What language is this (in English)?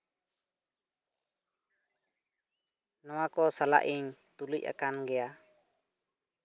Santali